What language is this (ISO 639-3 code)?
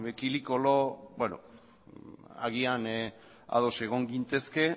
eus